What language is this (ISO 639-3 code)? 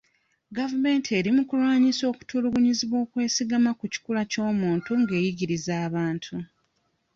lug